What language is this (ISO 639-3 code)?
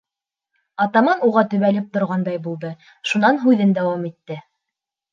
bak